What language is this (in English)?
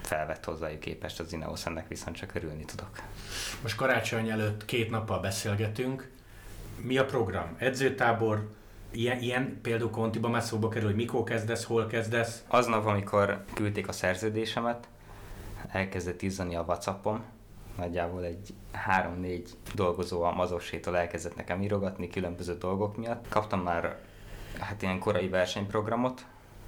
Hungarian